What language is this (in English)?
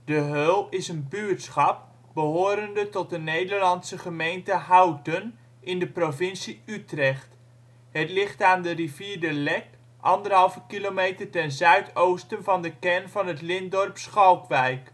Dutch